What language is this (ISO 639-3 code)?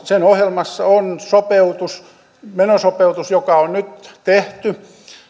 fin